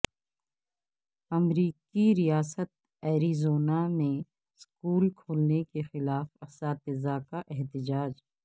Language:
Urdu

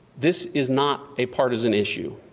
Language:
English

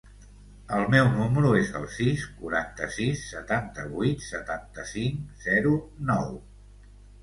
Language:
Catalan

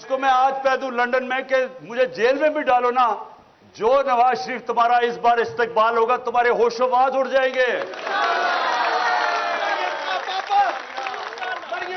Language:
Urdu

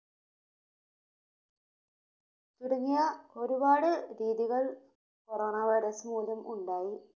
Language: Malayalam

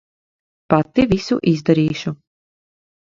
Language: Latvian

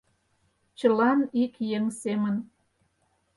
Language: Mari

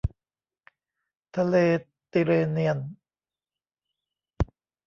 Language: Thai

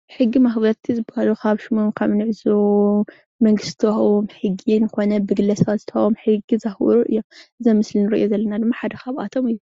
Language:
Tigrinya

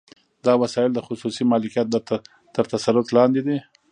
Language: Pashto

